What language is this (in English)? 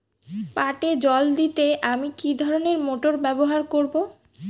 Bangla